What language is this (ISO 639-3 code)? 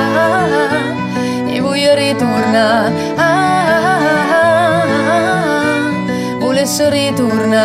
ita